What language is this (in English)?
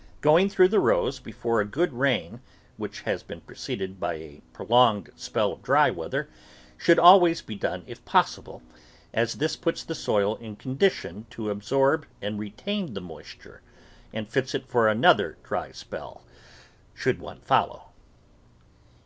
English